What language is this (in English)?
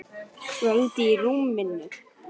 Icelandic